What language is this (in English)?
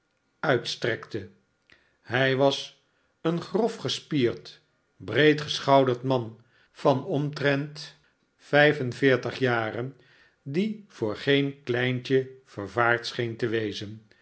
Dutch